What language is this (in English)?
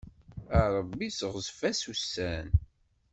Kabyle